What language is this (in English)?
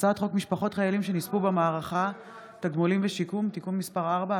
Hebrew